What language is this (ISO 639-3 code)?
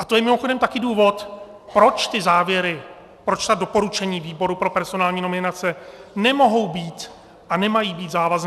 ces